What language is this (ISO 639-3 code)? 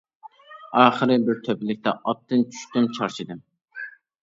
uig